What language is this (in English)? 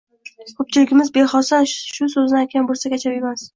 Uzbek